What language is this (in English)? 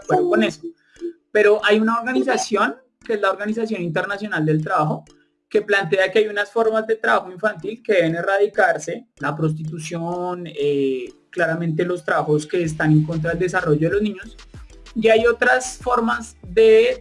Spanish